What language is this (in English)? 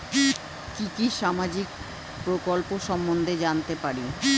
Bangla